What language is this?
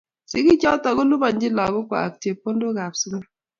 Kalenjin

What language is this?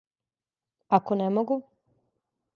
Serbian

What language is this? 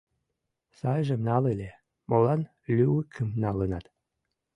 Mari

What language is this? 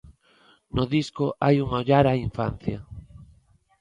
Galician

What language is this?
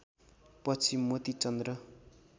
Nepali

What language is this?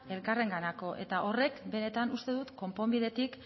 Basque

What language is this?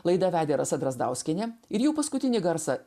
Lithuanian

